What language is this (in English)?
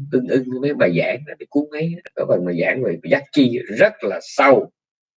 Vietnamese